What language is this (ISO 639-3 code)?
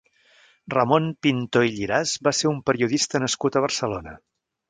cat